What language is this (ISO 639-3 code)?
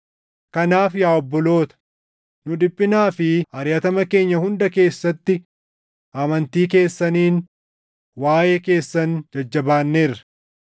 orm